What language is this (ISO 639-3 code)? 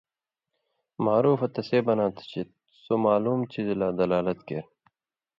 mvy